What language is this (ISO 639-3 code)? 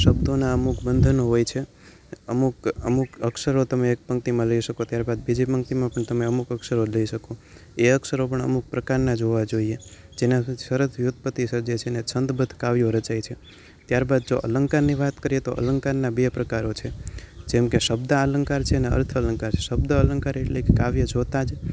guj